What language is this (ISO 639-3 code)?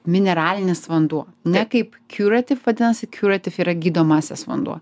lit